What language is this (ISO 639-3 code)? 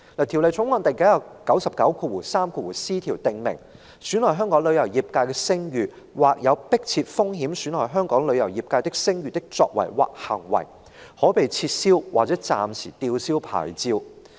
yue